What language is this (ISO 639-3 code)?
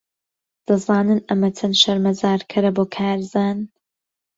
ckb